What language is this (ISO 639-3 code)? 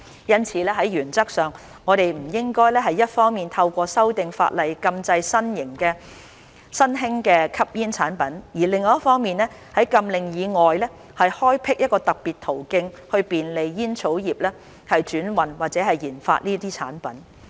yue